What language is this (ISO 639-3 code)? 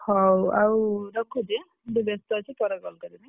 ori